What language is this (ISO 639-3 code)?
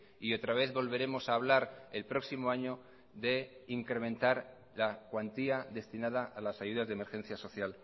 spa